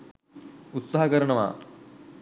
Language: Sinhala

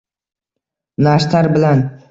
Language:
Uzbek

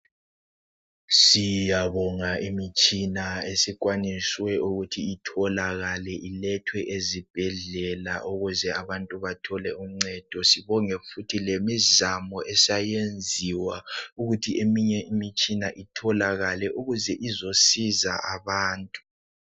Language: North Ndebele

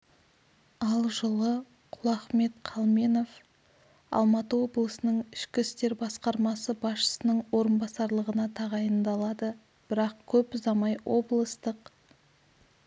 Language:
Kazakh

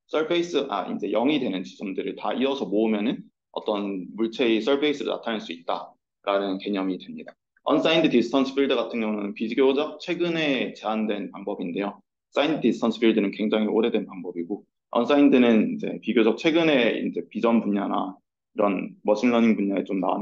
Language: Korean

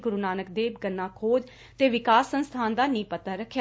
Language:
Punjabi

